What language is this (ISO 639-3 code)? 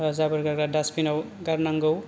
brx